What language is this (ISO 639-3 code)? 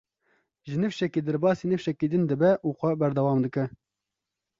kur